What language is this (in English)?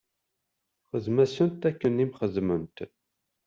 Kabyle